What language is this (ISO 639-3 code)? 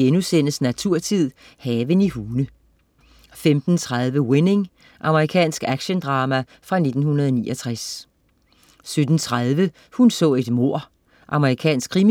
dan